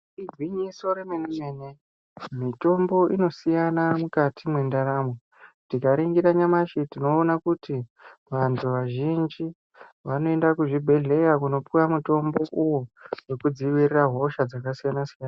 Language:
Ndau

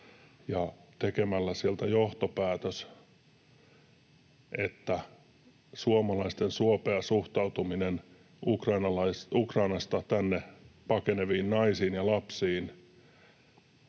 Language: Finnish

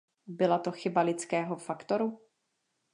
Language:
Czech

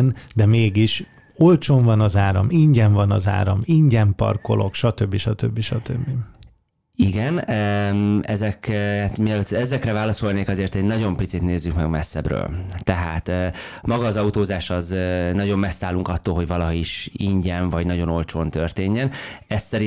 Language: Hungarian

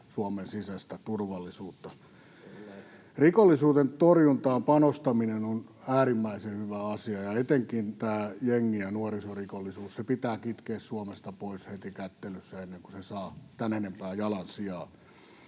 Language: Finnish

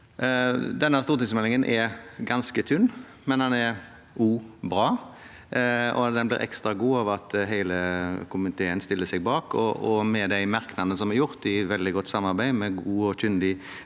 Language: Norwegian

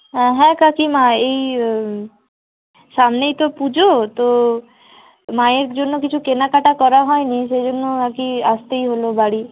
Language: Bangla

